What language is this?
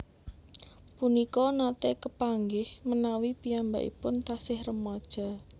Javanese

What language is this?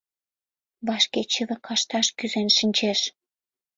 Mari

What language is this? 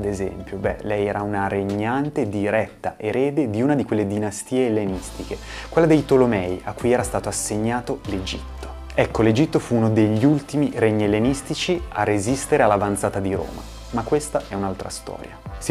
Italian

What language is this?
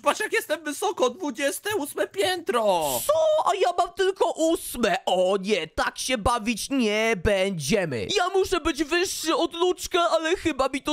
Polish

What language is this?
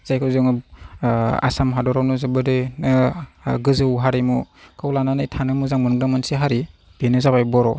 Bodo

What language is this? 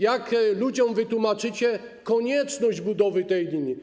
Polish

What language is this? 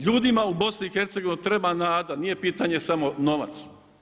Croatian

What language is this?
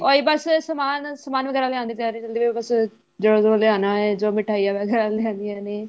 Punjabi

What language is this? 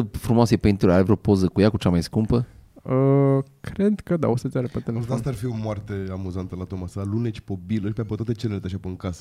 Romanian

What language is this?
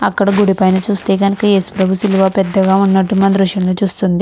Telugu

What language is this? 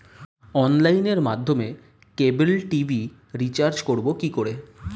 Bangla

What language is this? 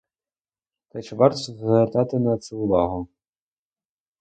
Ukrainian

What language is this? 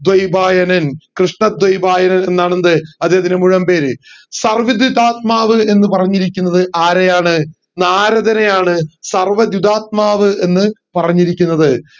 Malayalam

